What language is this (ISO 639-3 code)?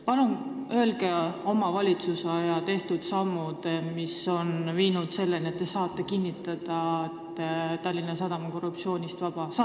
est